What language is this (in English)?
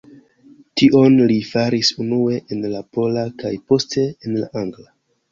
Esperanto